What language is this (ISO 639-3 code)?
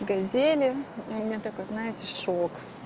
rus